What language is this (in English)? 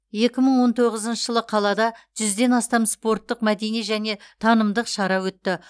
Kazakh